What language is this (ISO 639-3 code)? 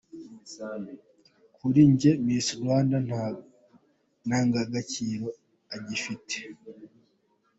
kin